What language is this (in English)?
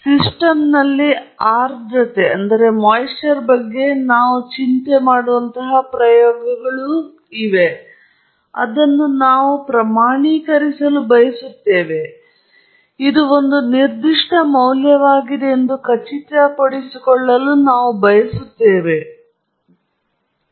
Kannada